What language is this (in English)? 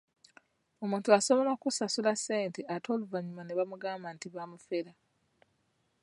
Ganda